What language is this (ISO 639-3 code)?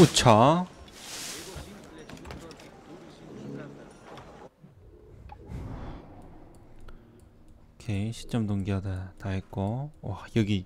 kor